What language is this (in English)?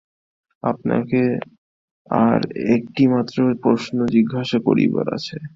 Bangla